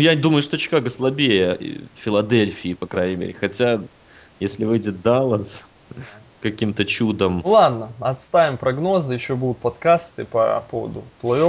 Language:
Russian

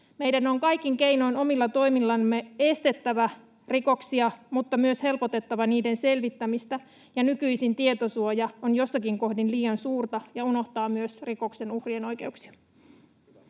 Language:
Finnish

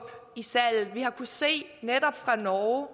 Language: Danish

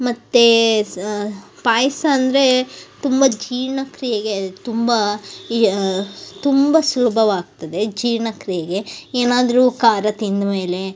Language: Kannada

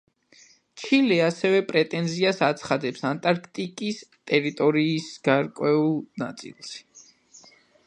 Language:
Georgian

